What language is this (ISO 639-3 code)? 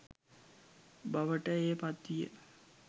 sin